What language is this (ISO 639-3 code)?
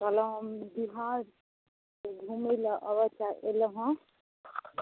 mai